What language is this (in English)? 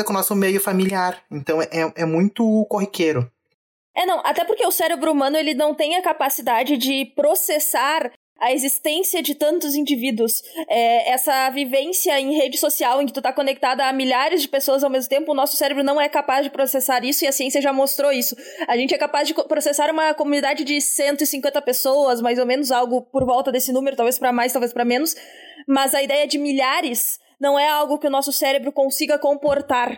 Portuguese